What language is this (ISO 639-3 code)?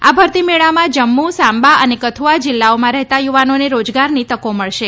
guj